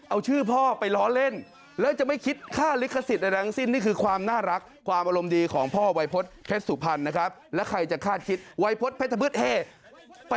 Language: Thai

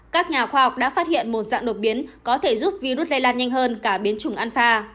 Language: Vietnamese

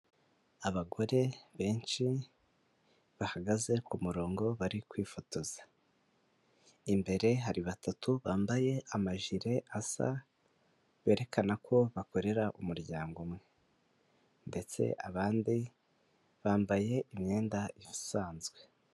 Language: Kinyarwanda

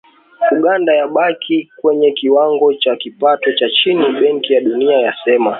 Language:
Swahili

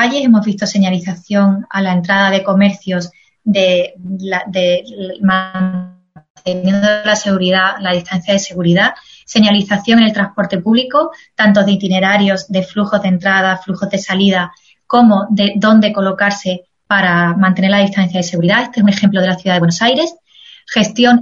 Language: Spanish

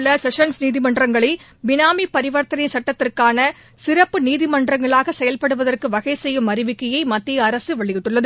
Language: Tamil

